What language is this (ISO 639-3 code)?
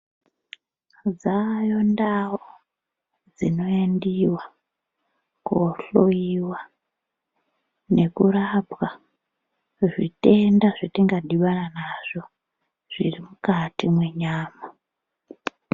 ndc